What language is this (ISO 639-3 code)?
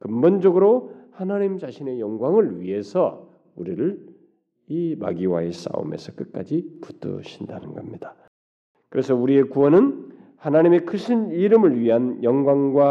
kor